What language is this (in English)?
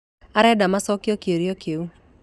Kikuyu